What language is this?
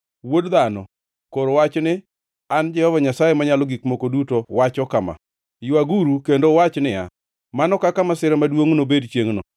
Luo (Kenya and Tanzania)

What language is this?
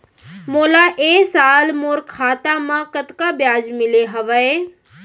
Chhattisgarhi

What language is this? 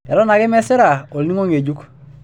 Masai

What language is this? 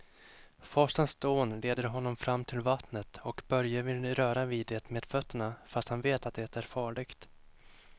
Swedish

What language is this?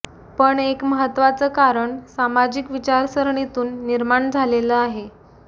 Marathi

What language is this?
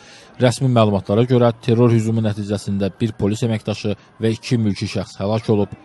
Turkish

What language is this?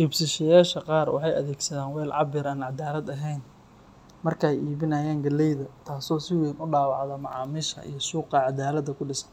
Somali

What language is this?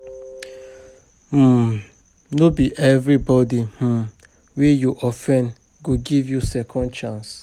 Nigerian Pidgin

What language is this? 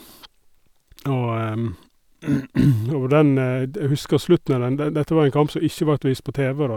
Norwegian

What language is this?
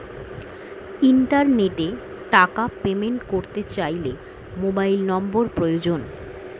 Bangla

